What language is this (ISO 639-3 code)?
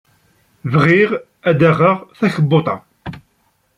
kab